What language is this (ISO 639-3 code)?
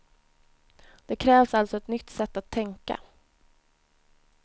swe